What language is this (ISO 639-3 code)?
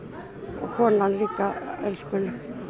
isl